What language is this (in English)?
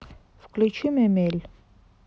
Russian